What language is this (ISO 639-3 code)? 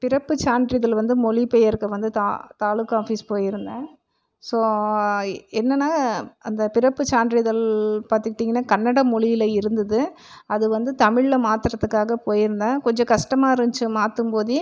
tam